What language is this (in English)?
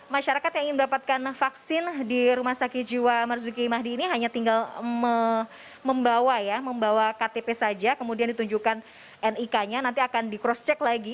Indonesian